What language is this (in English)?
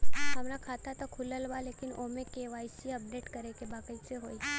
Bhojpuri